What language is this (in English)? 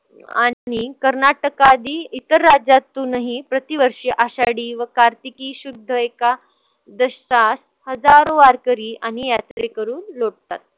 Marathi